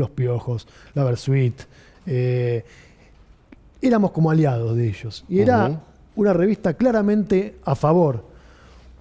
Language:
Spanish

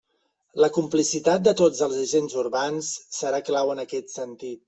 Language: Catalan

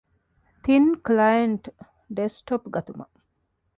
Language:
Divehi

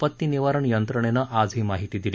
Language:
Marathi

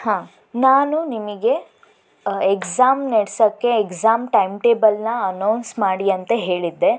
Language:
Kannada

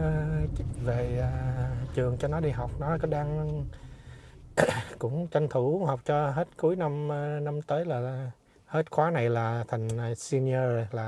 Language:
Vietnamese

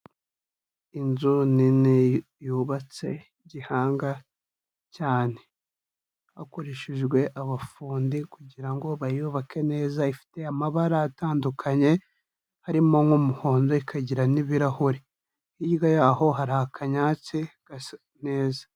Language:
Kinyarwanda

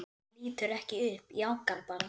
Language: Icelandic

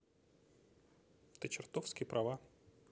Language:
Russian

